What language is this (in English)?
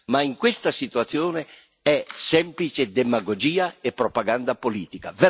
Italian